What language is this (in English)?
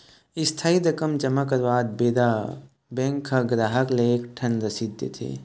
Chhattisgarhi